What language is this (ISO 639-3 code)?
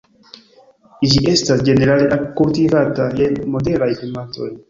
epo